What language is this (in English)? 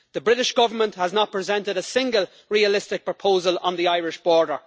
English